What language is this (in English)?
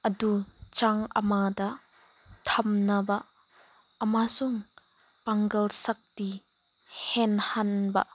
Manipuri